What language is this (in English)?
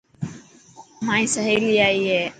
Dhatki